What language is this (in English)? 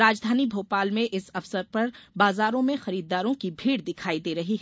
Hindi